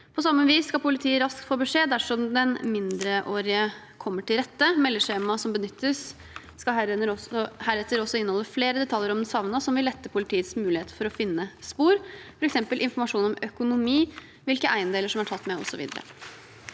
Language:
Norwegian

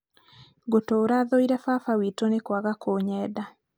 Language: Kikuyu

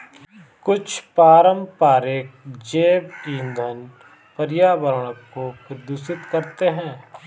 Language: Hindi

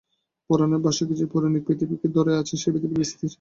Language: Bangla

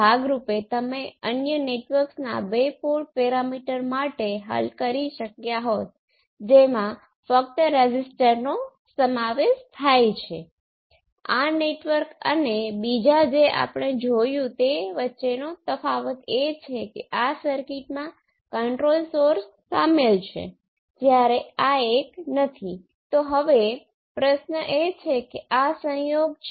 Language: Gujarati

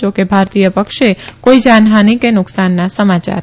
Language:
Gujarati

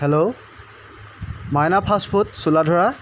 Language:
Assamese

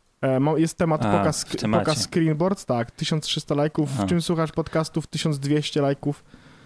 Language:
Polish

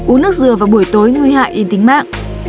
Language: Vietnamese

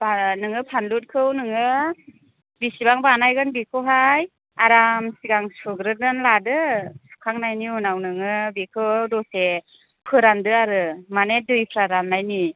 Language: Bodo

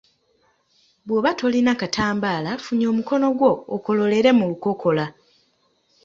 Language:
Ganda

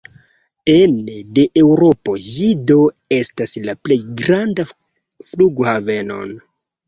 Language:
Esperanto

